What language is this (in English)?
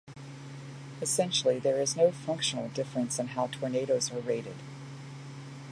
English